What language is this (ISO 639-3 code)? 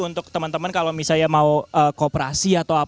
ind